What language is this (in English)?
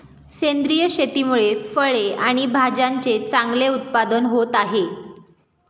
Marathi